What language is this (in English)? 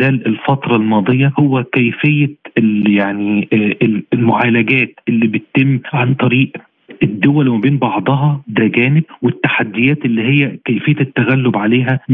Arabic